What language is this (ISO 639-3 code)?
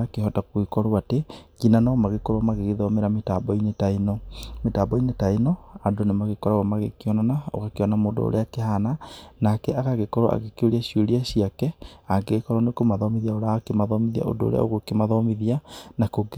kik